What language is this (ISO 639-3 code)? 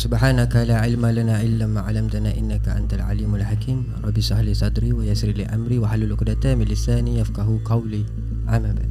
msa